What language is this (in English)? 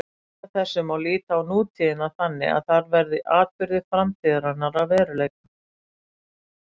Icelandic